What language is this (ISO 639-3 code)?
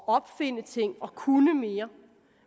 dan